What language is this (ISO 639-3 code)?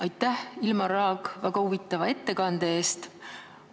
est